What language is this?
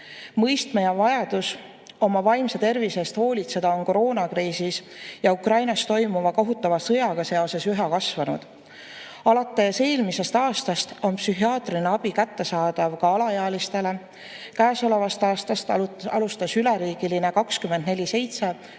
Estonian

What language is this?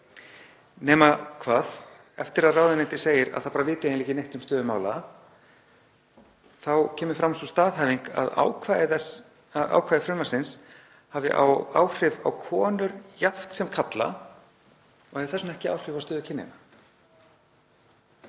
Icelandic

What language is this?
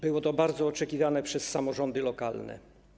Polish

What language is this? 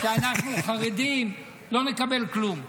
Hebrew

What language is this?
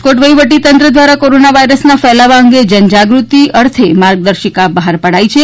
Gujarati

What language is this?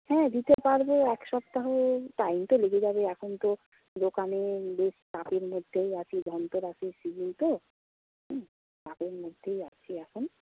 Bangla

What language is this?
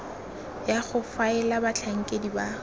Tswana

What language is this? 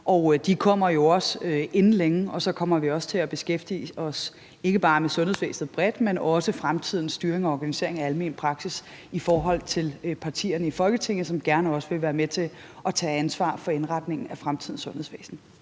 Danish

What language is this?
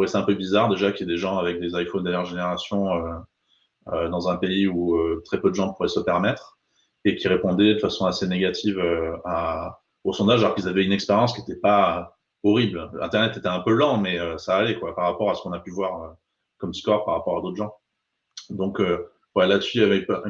French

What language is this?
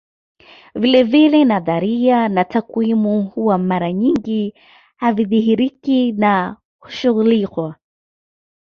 Swahili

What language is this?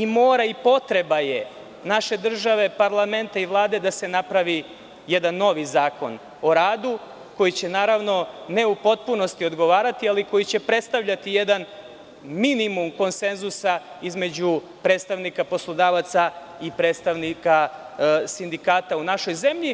Serbian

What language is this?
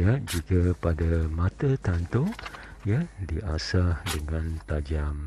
Malay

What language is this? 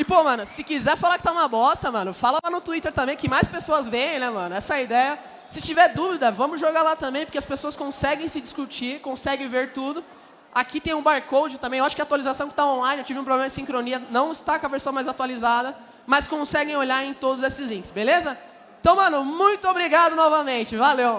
Portuguese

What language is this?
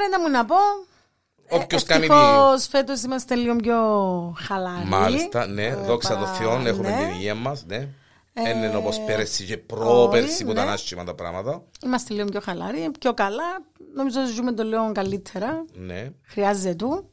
Greek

